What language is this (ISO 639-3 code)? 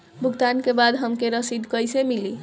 bho